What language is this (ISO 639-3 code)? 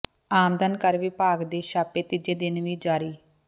pan